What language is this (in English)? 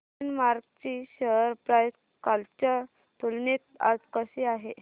Marathi